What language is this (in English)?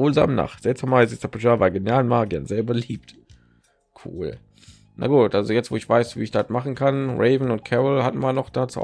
German